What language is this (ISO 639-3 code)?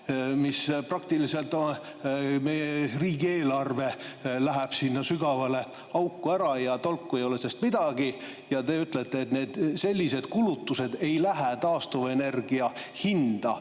est